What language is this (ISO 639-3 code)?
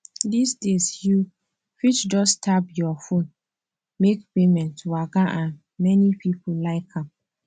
pcm